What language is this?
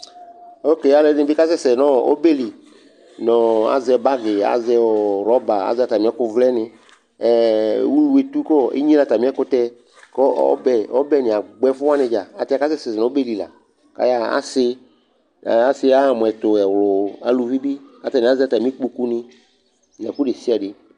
Ikposo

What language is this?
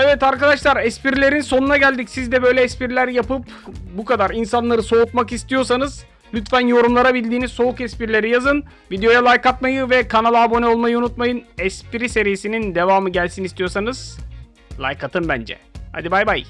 Turkish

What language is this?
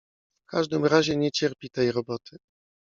Polish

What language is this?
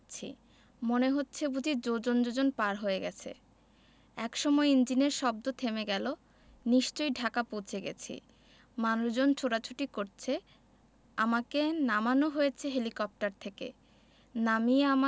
Bangla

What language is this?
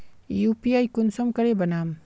Magahi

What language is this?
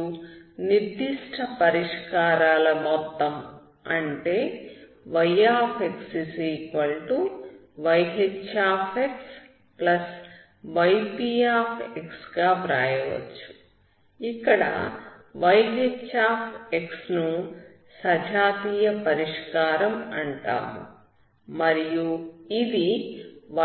Telugu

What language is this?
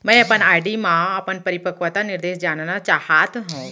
Chhattisgarhi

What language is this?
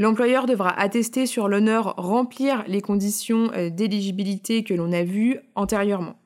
French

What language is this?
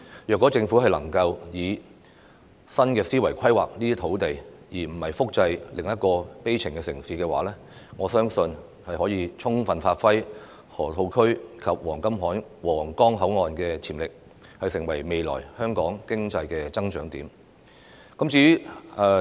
Cantonese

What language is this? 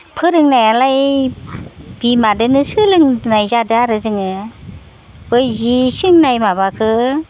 Bodo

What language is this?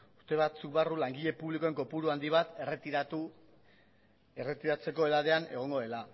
Basque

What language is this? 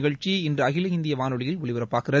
Tamil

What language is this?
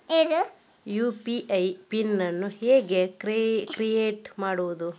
Kannada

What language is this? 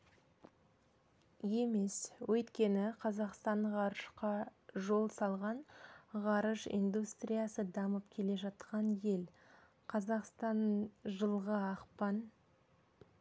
Kazakh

